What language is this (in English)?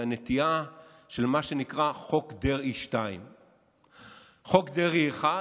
Hebrew